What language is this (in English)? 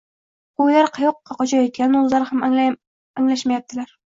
Uzbek